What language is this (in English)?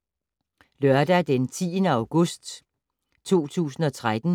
Danish